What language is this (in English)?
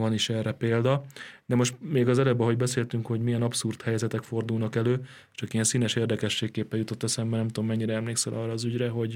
Hungarian